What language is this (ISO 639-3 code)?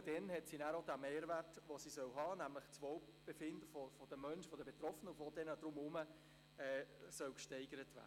gsw